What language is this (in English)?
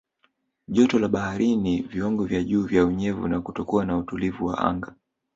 Swahili